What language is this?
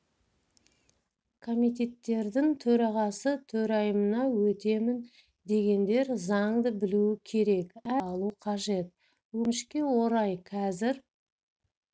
Kazakh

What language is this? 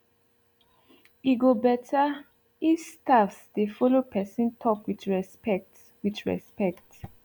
Nigerian Pidgin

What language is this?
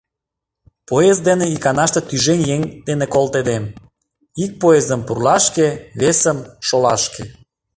Mari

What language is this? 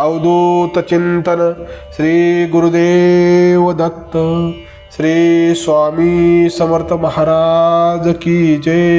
Marathi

